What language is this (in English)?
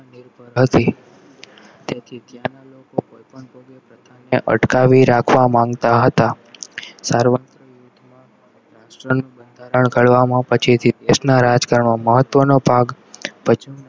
Gujarati